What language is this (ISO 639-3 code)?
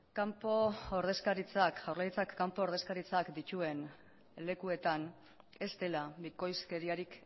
eus